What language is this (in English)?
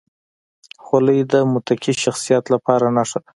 Pashto